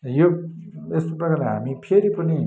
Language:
Nepali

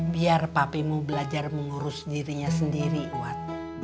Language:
Indonesian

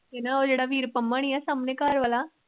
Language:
Punjabi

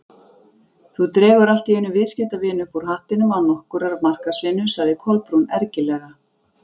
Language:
Icelandic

